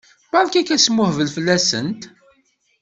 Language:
Kabyle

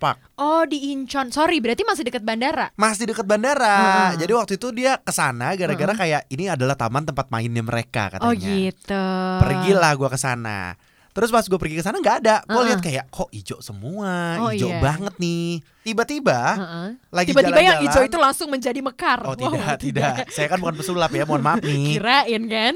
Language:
Indonesian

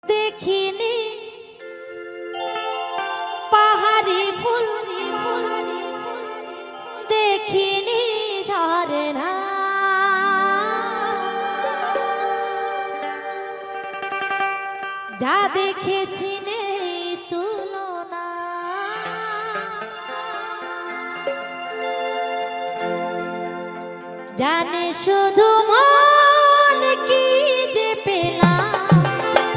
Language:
Bangla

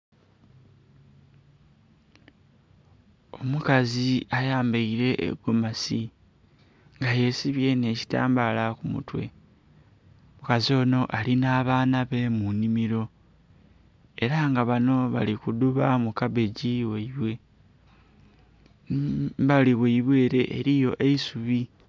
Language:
Soga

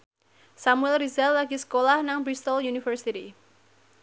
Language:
Javanese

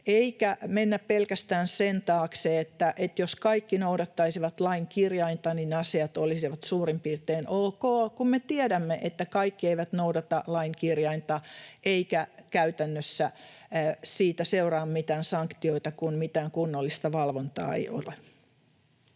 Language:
Finnish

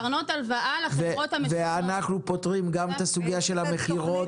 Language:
Hebrew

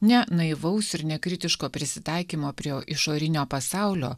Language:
Lithuanian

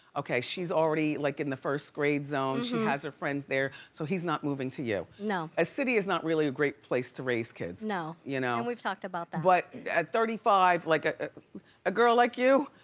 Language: English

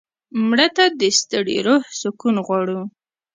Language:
Pashto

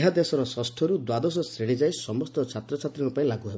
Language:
Odia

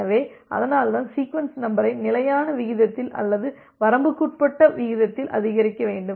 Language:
Tamil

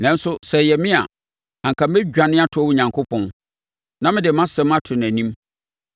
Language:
Akan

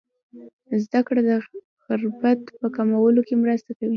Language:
Pashto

